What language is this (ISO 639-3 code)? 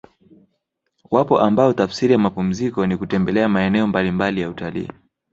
swa